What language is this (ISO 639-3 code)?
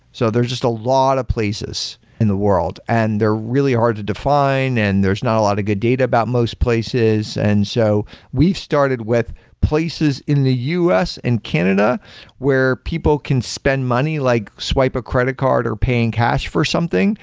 eng